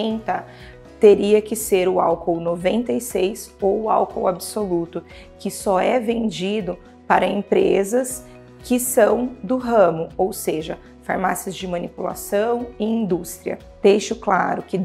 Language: Portuguese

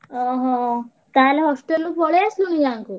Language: Odia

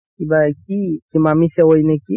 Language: Assamese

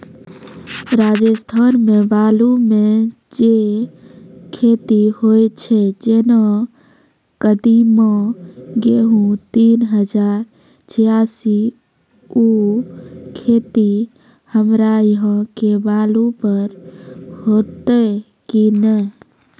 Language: Maithili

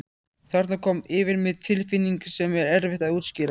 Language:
Icelandic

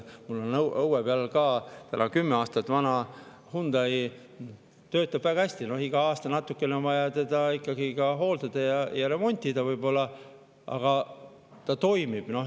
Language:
Estonian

